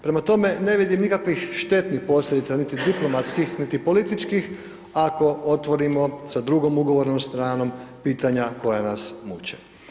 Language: Croatian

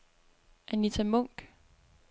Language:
Danish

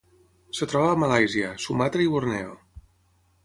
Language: Catalan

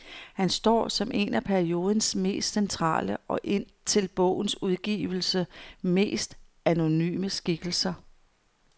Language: Danish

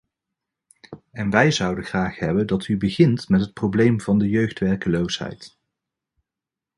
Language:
Dutch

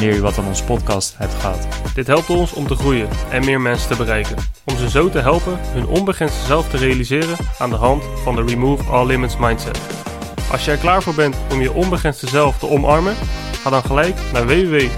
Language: Dutch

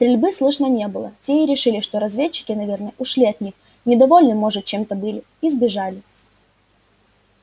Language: Russian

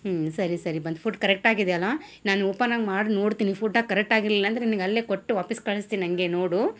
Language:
Kannada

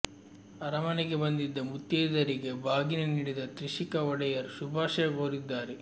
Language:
Kannada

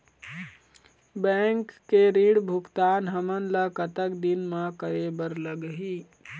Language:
Chhattisgarhi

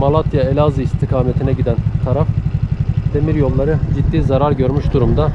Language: Turkish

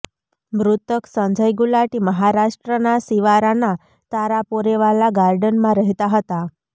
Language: Gujarati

